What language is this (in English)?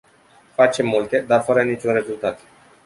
Romanian